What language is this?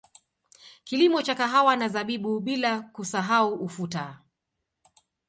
Swahili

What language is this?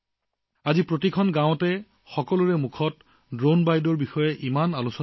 Assamese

